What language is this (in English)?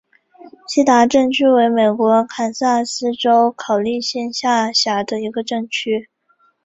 Chinese